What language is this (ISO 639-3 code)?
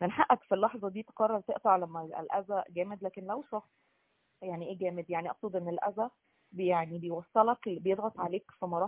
ara